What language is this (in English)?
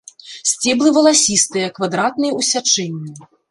Belarusian